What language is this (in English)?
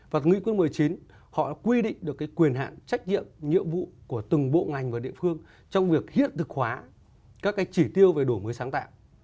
Vietnamese